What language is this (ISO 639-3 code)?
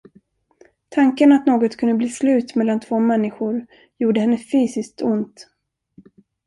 swe